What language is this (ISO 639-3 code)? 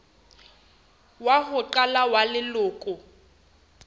sot